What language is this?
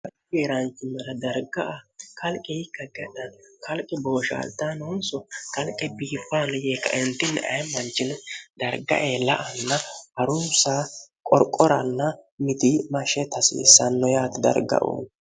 Sidamo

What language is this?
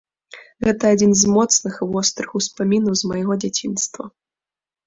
Belarusian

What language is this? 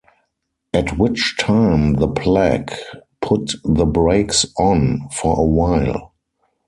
English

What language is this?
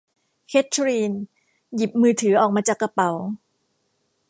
Thai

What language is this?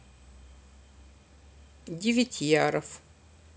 Russian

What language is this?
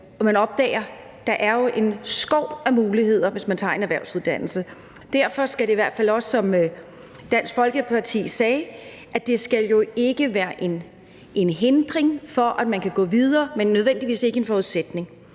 Danish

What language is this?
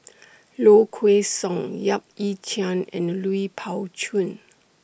English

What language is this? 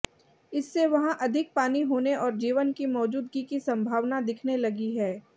Hindi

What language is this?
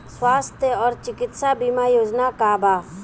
Bhojpuri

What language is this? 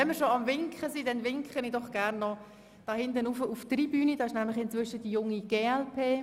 Swiss German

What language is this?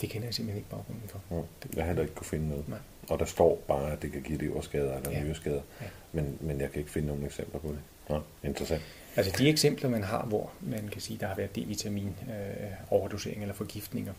Danish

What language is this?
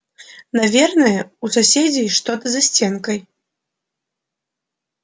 Russian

